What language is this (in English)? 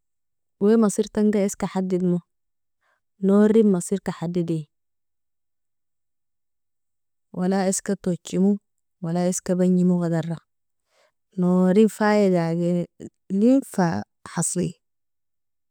Nobiin